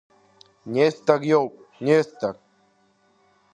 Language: Abkhazian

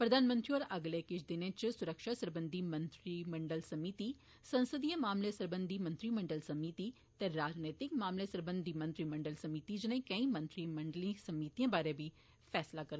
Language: Dogri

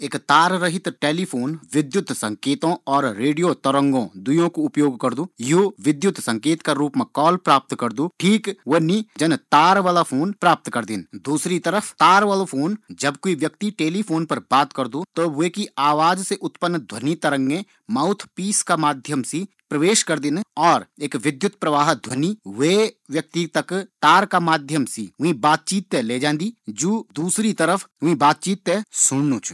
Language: Garhwali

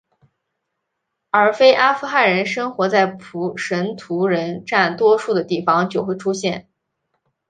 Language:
Chinese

